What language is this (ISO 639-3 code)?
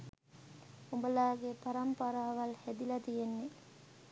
sin